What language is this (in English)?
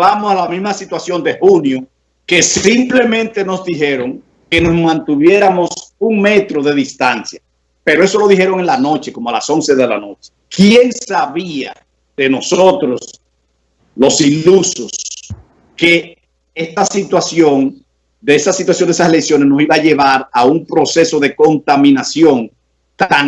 Spanish